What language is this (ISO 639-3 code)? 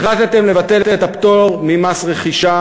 heb